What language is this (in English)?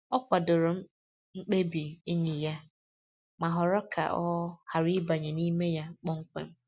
Igbo